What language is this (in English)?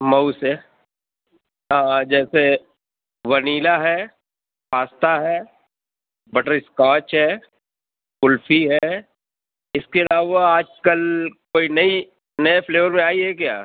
Urdu